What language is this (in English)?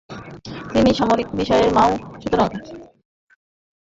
Bangla